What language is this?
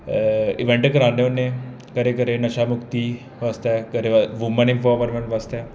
Dogri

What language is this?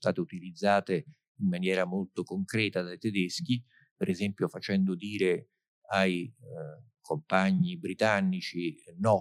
Italian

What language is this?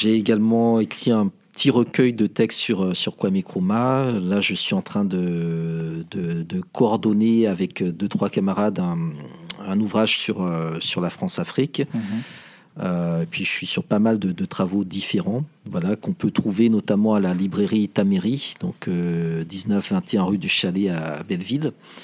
French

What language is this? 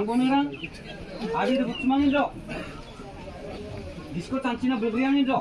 Arabic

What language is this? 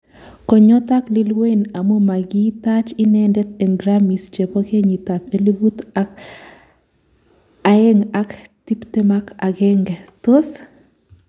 Kalenjin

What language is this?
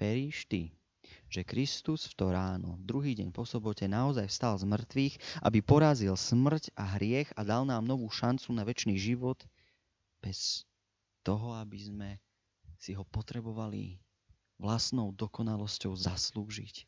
Slovak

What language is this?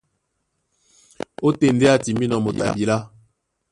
Duala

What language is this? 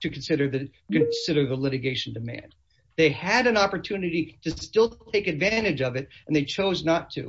English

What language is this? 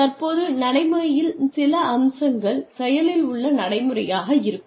Tamil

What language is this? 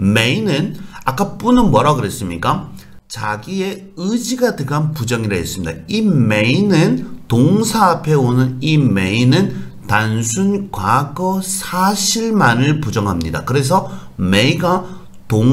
Korean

